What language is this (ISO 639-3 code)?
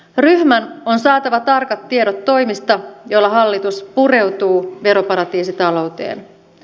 fin